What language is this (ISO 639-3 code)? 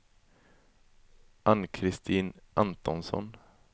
swe